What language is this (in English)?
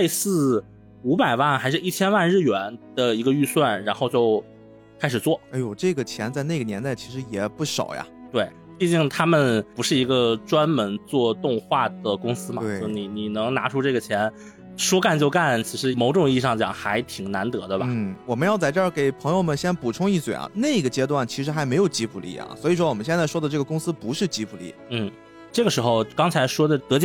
Chinese